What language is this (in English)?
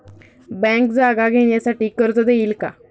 Marathi